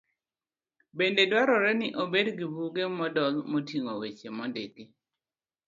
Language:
Luo (Kenya and Tanzania)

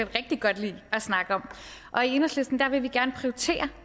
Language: Danish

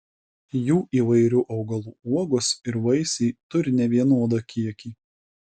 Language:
Lithuanian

